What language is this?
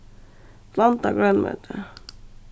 Faroese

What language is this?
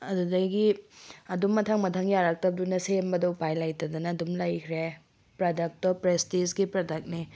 Manipuri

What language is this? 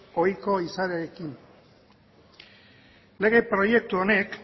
Basque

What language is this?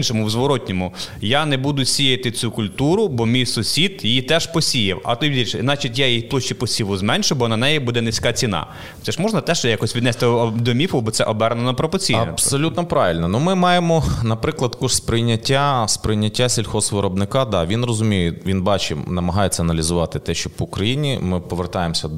Ukrainian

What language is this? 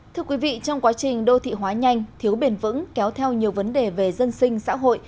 Vietnamese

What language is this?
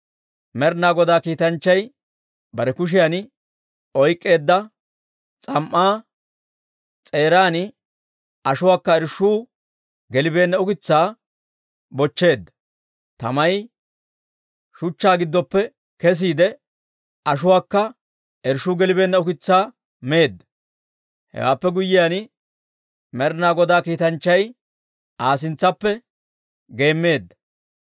Dawro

